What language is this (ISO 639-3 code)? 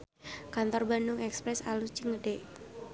sun